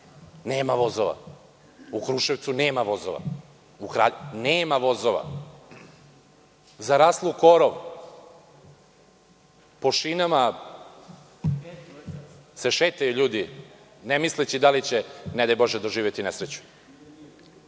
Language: Serbian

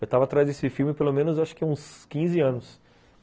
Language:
Portuguese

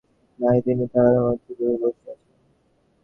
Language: Bangla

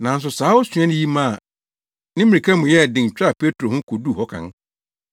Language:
Akan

